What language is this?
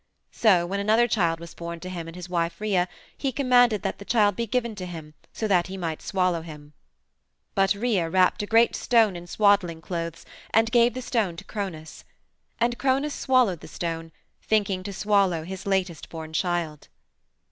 English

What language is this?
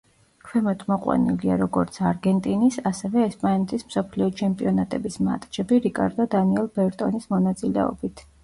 Georgian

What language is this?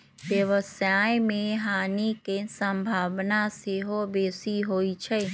Magahi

